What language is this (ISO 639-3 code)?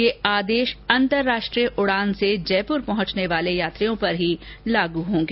hin